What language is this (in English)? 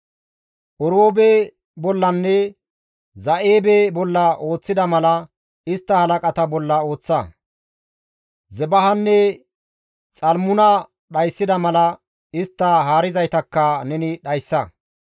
Gamo